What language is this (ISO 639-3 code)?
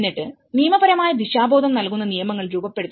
mal